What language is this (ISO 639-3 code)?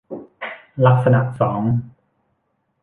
tha